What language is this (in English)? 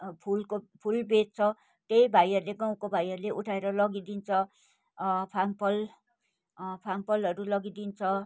Nepali